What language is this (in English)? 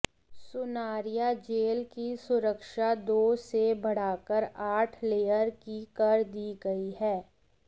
Hindi